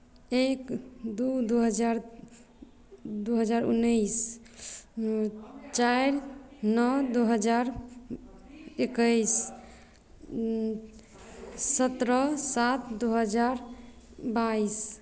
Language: Maithili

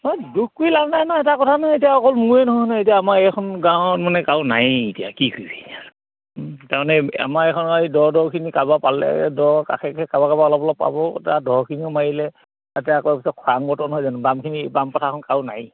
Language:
Assamese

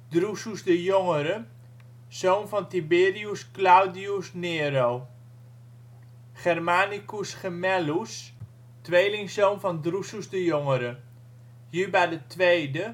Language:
Dutch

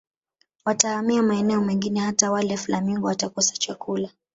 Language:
Swahili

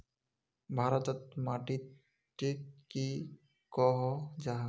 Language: Magahi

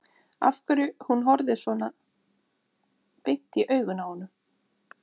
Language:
Icelandic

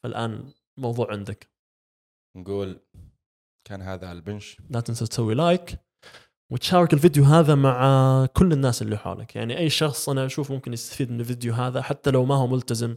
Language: Arabic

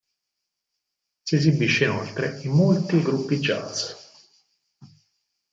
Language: Italian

